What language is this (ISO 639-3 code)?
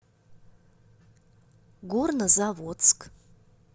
rus